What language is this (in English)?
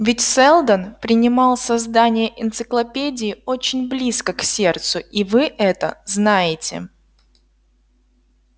Russian